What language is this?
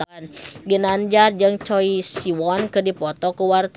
Sundanese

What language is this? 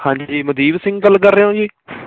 Punjabi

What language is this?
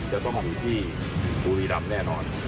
Thai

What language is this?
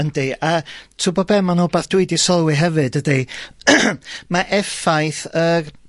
Welsh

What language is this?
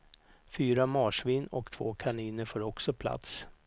Swedish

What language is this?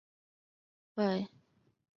Chinese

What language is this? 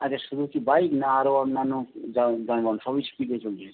Bangla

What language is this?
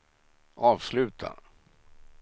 Swedish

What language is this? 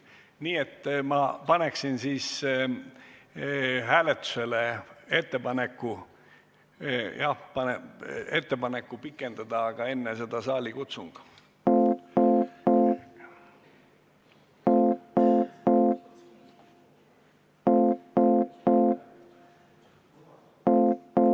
Estonian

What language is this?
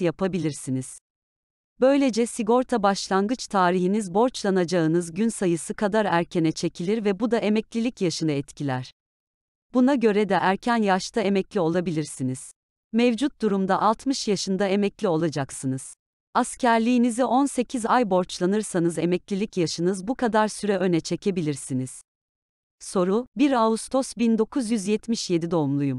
Turkish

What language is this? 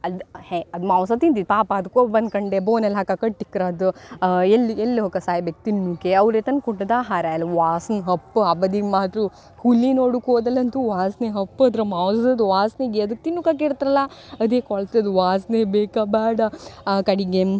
Kannada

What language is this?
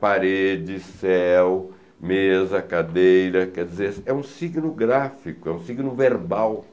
Portuguese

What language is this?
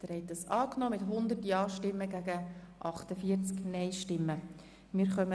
Swiss German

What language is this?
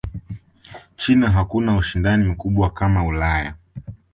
Swahili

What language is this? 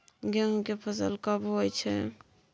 Maithili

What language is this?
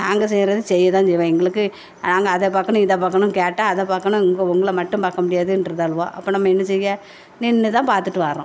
Tamil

